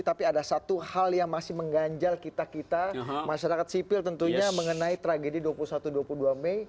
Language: Indonesian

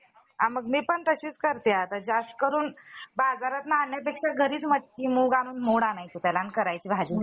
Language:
Marathi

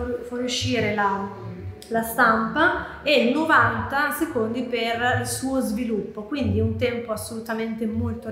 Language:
Italian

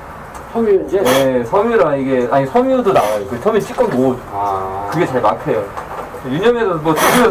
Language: Korean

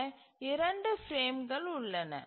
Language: Tamil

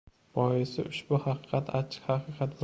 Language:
Uzbek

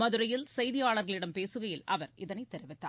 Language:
Tamil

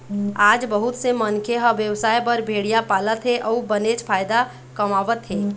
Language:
Chhattisgarhi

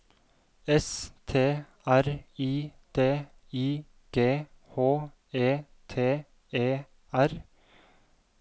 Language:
Norwegian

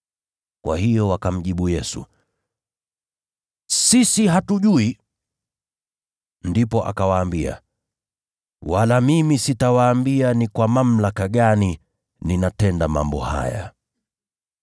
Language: Swahili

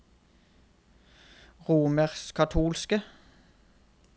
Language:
Norwegian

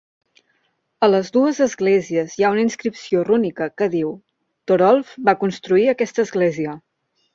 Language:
Catalan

